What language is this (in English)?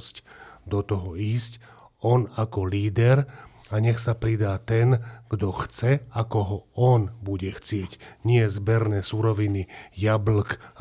Slovak